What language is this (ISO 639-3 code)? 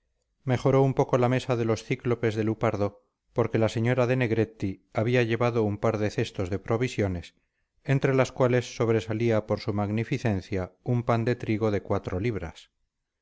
spa